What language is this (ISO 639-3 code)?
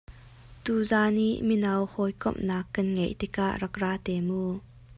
cnh